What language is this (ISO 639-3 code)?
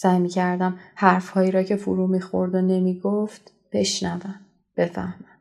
fas